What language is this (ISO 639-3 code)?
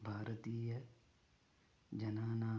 san